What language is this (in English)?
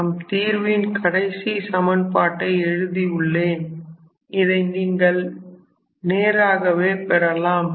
Tamil